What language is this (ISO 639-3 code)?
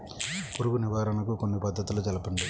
tel